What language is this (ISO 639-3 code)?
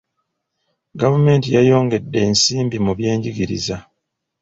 lug